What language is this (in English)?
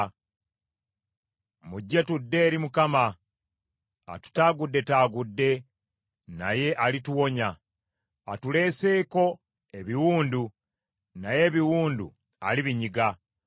Ganda